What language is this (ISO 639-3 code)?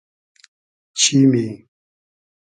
haz